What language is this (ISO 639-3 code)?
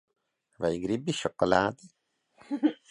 lav